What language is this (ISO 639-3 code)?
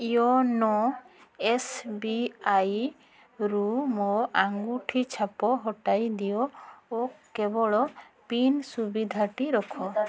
ori